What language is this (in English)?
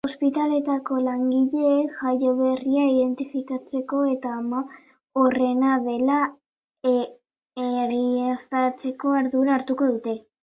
Basque